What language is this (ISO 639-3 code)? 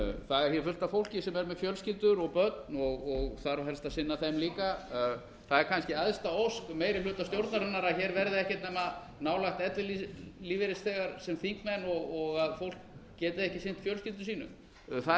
isl